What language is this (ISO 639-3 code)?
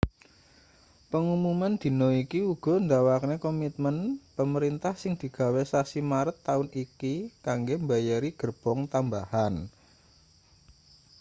jav